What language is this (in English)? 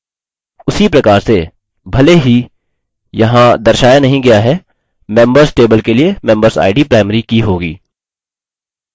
Hindi